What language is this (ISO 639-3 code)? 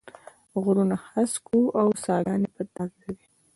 pus